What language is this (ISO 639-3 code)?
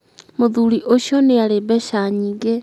kik